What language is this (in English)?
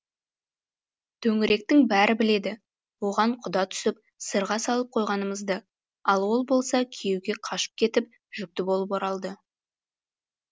Kazakh